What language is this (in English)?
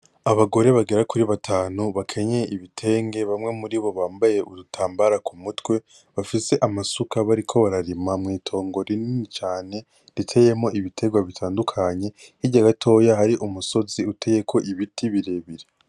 Rundi